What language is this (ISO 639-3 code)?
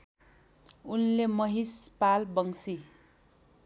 nep